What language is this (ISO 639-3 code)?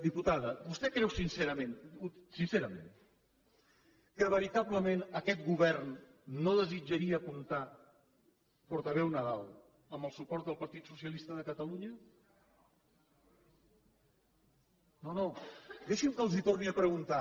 cat